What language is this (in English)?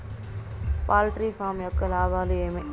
Telugu